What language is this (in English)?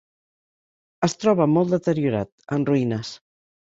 Catalan